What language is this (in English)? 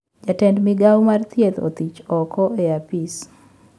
Luo (Kenya and Tanzania)